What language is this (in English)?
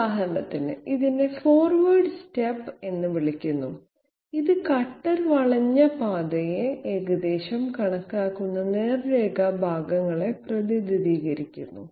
Malayalam